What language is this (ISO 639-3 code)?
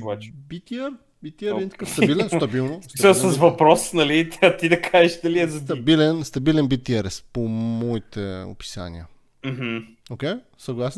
bul